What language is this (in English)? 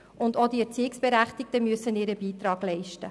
Swiss German